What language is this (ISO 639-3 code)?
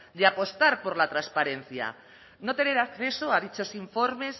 spa